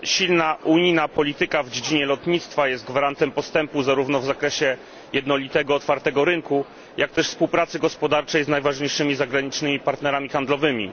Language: Polish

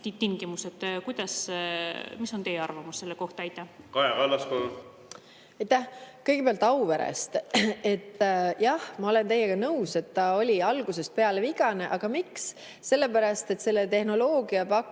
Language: Estonian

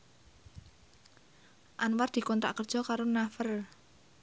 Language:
Javanese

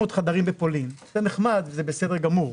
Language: Hebrew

